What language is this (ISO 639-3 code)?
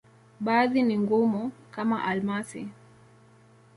swa